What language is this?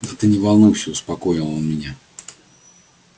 Russian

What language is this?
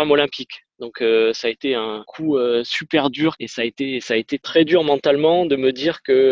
French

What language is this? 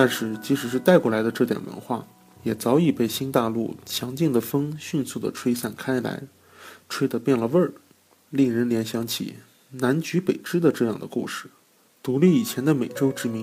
Chinese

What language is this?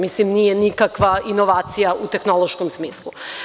Serbian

